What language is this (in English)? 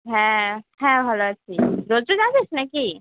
Bangla